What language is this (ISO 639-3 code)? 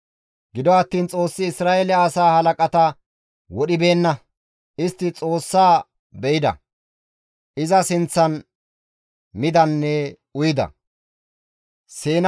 gmv